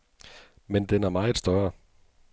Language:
Danish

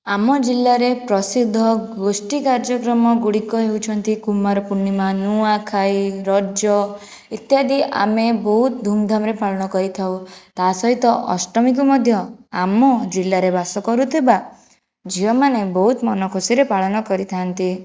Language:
Odia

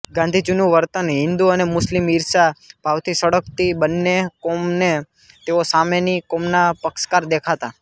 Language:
Gujarati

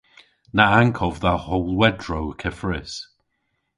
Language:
Cornish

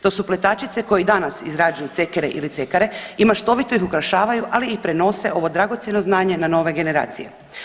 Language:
Croatian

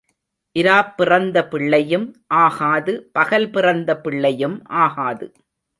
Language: Tamil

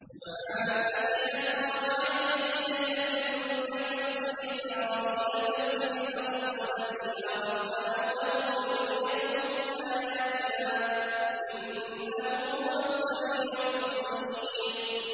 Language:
Arabic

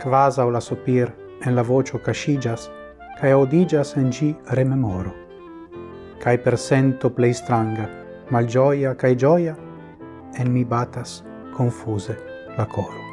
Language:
Italian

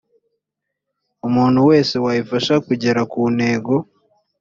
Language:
Kinyarwanda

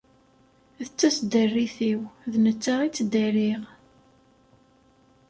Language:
Kabyle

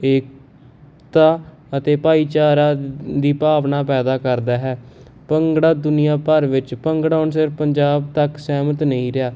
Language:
Punjabi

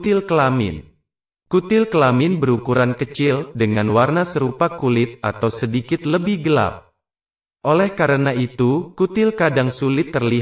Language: Indonesian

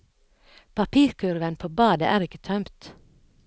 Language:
Norwegian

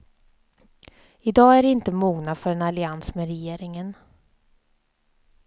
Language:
Swedish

